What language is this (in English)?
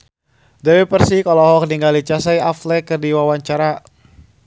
Sundanese